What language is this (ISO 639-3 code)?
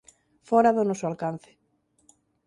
glg